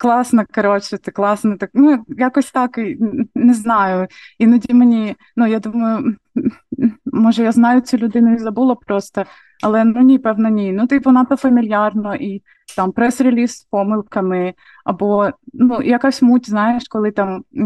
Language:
Ukrainian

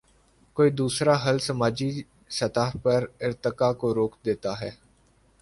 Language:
Urdu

